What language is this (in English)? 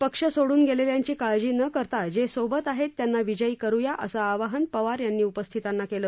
Marathi